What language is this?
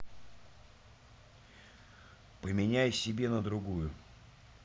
Russian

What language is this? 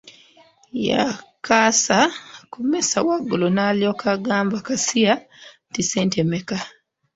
Ganda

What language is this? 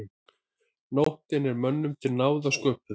Icelandic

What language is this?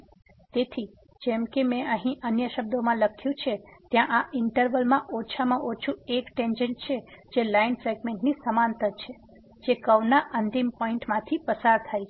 Gujarati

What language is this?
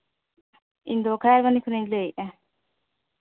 Santali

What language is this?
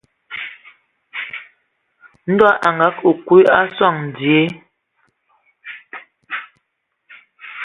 Ewondo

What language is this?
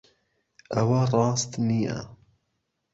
Central Kurdish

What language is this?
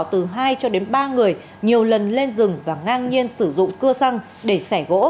Vietnamese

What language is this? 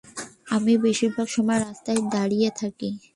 Bangla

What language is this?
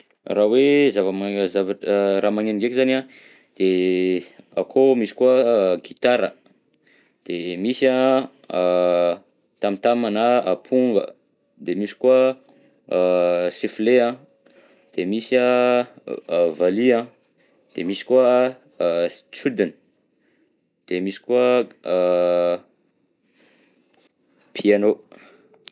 Southern Betsimisaraka Malagasy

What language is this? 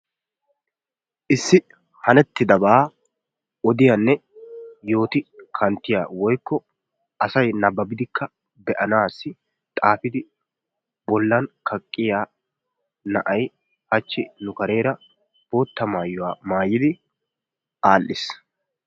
Wolaytta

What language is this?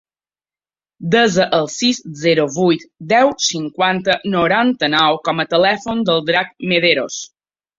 Catalan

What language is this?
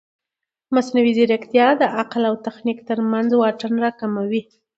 Pashto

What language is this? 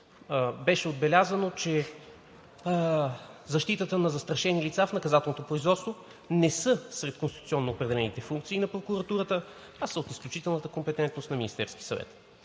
Bulgarian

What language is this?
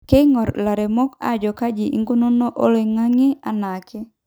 Masai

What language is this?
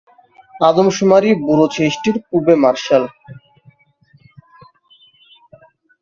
Bangla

